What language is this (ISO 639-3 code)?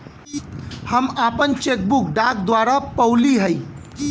bho